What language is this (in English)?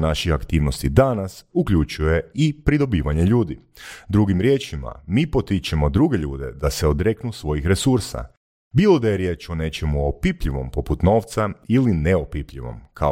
Croatian